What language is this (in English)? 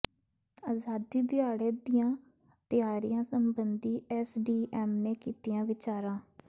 Punjabi